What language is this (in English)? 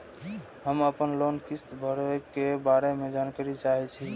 Maithili